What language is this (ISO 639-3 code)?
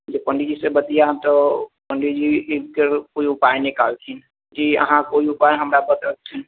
mai